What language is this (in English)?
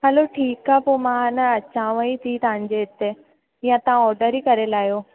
Sindhi